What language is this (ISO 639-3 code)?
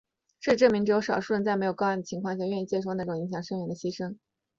zho